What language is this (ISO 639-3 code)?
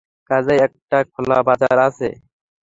ben